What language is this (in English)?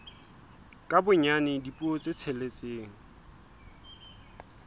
Southern Sotho